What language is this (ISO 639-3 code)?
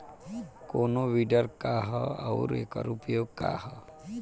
bho